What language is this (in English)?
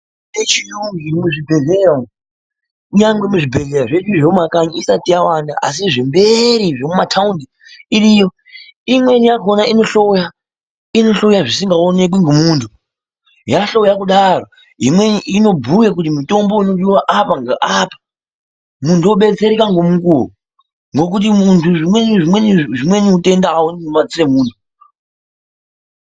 Ndau